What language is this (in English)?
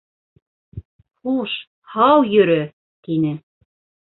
Bashkir